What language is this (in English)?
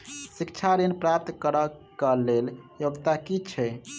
Maithili